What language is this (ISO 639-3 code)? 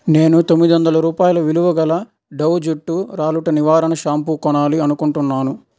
tel